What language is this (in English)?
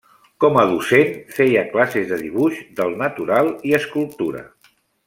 Catalan